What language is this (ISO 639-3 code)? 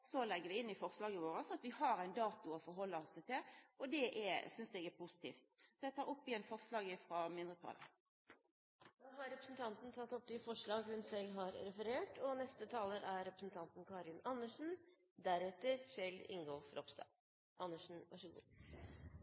nor